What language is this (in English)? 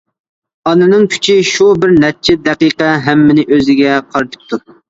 Uyghur